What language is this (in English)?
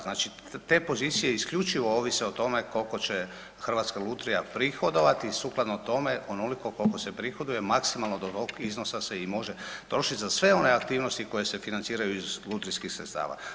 Croatian